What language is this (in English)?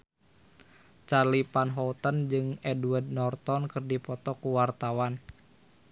Sundanese